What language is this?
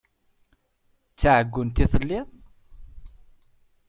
Kabyle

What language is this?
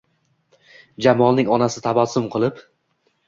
Uzbek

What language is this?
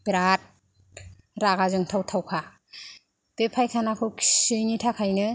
Bodo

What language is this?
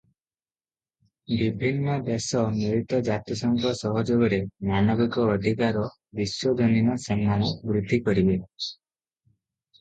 Odia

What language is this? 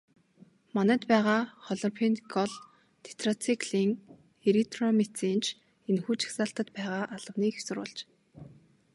Mongolian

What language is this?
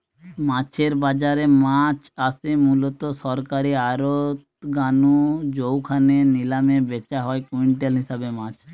Bangla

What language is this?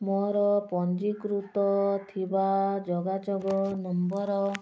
Odia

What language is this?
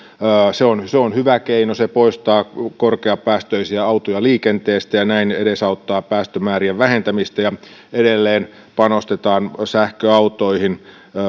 Finnish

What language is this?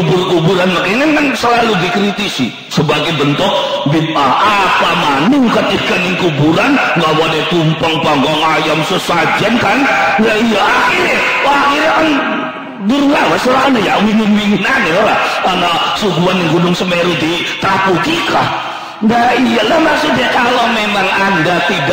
Indonesian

